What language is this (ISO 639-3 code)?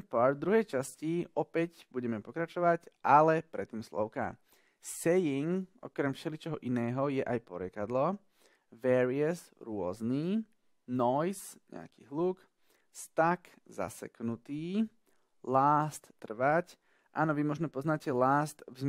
slk